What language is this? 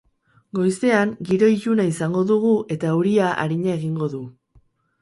Basque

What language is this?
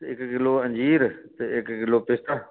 Dogri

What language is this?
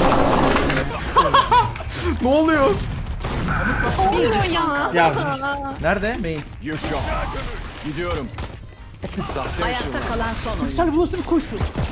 Turkish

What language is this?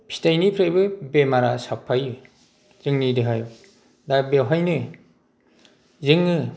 Bodo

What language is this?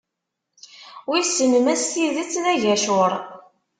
Kabyle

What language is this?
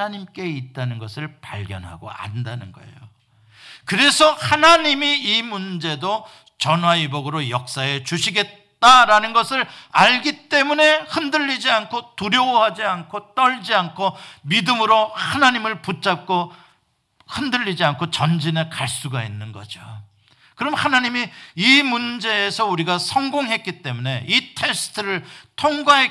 Korean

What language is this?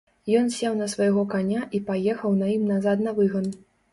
Belarusian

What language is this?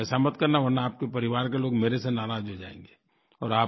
Hindi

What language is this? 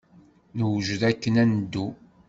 Kabyle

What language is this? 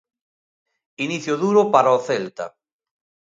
Galician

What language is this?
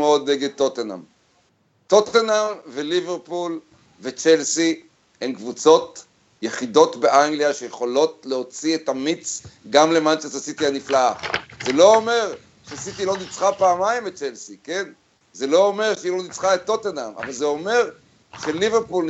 Hebrew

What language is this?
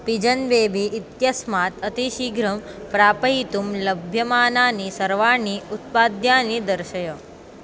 Sanskrit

